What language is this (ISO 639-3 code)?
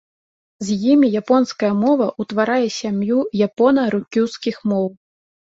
bel